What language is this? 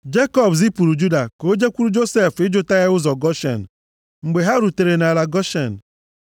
Igbo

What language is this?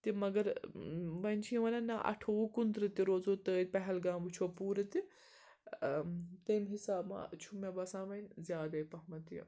Kashmiri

